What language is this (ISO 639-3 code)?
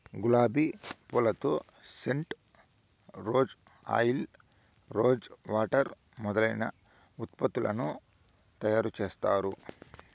tel